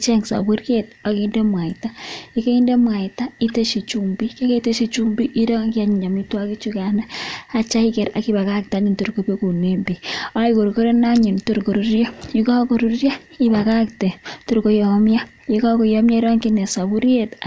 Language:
Kalenjin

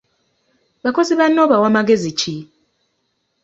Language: Ganda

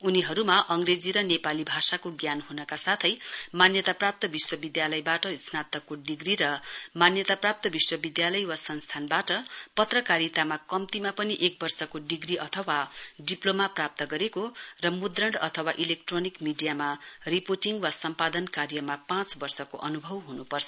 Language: Nepali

